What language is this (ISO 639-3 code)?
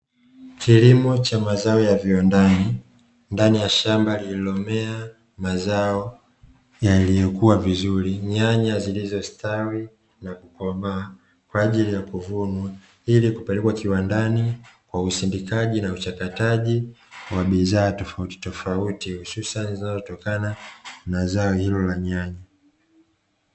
swa